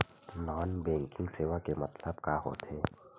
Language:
Chhattisgarhi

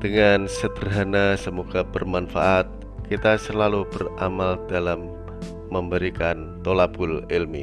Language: Indonesian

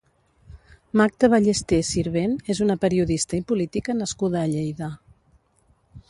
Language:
Catalan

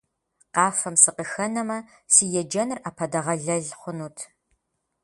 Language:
Kabardian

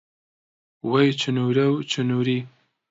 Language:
Central Kurdish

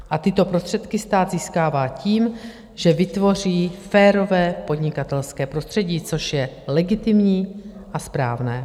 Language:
Czech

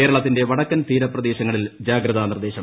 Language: Malayalam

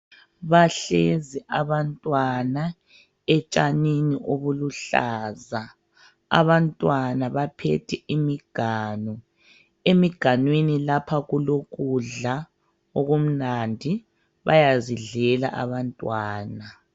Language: North Ndebele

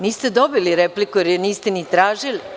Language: Serbian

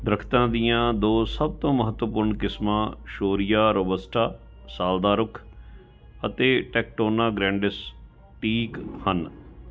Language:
Punjabi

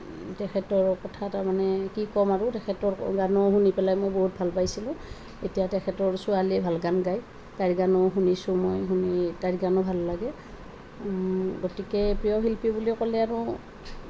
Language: Assamese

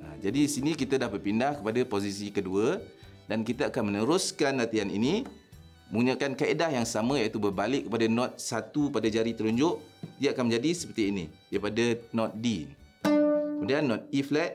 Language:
Malay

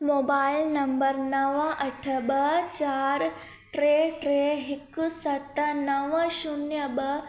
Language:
Sindhi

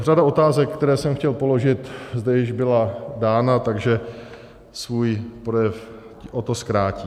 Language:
Czech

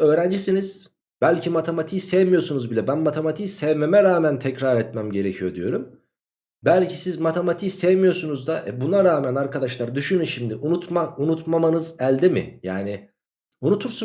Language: Turkish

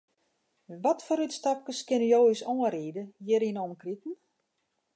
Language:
Western Frisian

